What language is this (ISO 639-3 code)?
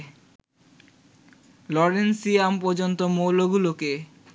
ben